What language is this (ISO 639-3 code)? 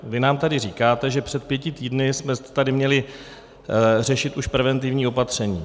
ces